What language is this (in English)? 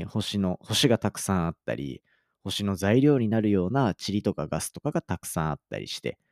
Japanese